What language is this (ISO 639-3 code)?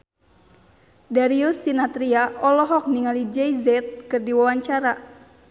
sun